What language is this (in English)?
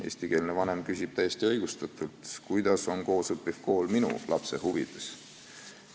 Estonian